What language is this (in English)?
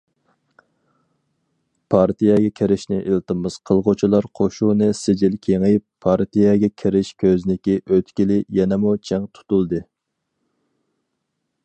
Uyghur